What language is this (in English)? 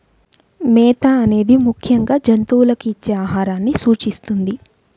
Telugu